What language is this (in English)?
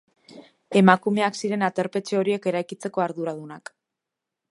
Basque